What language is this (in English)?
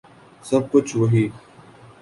Urdu